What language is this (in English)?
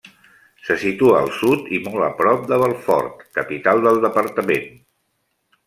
Catalan